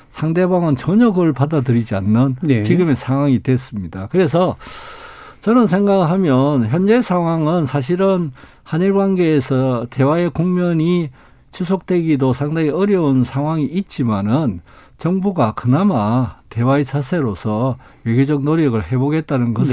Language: Korean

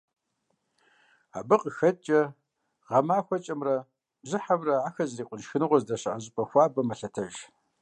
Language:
Kabardian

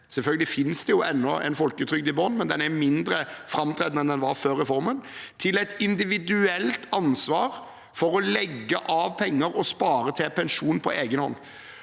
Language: Norwegian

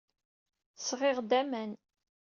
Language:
Kabyle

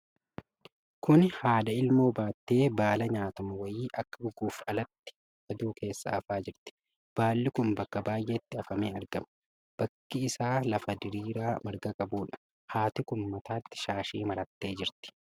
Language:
Oromo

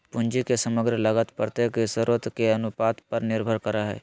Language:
Magahi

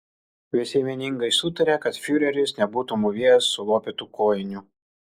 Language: Lithuanian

